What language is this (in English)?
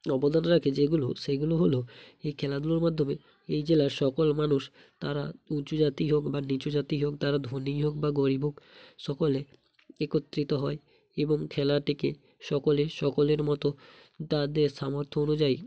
Bangla